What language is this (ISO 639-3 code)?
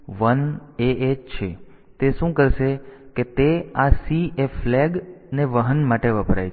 guj